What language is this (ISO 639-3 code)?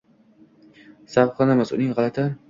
uzb